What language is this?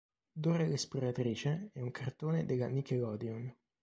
Italian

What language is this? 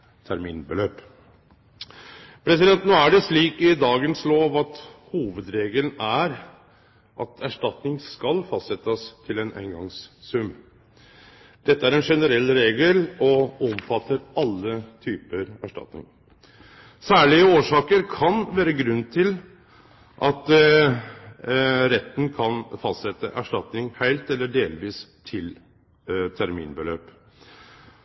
Norwegian Nynorsk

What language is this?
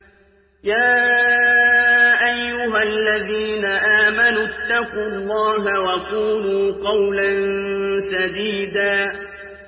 Arabic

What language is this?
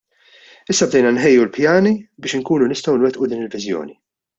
Maltese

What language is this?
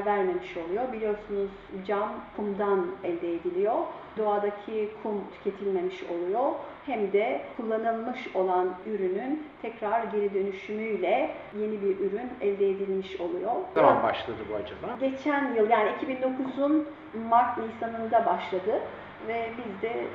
Turkish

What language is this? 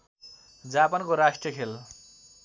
Nepali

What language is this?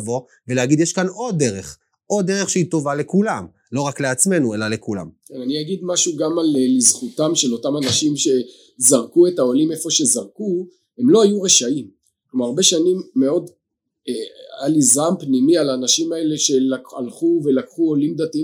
Hebrew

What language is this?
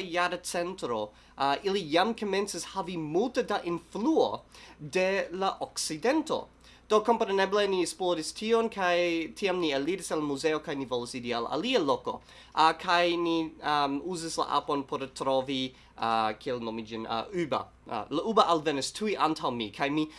Italian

